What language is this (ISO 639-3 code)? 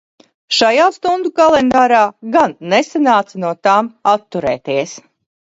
lav